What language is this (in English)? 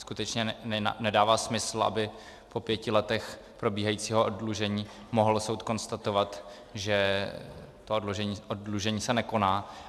Czech